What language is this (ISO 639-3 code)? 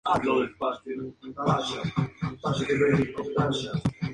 spa